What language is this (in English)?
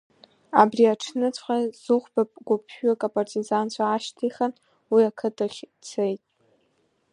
Abkhazian